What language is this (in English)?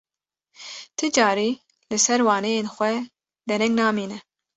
Kurdish